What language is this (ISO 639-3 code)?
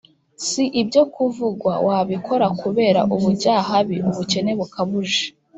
kin